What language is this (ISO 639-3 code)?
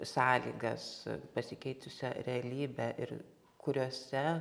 lit